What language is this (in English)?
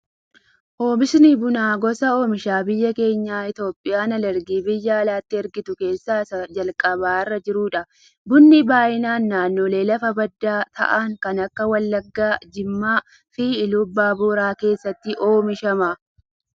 Oromo